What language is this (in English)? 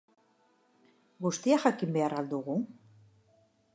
Basque